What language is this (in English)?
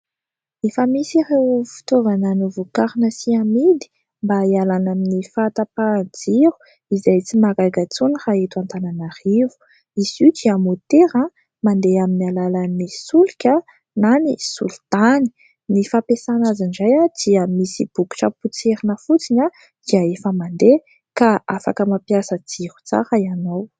Malagasy